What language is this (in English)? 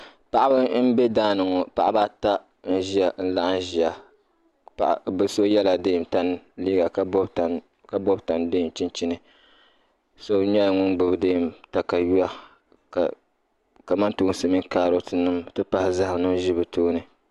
Dagbani